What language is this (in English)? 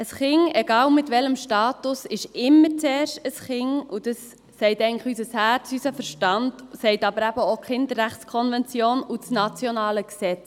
Swiss German